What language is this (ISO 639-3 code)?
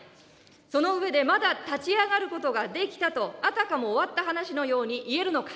jpn